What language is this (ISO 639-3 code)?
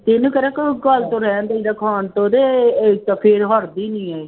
pan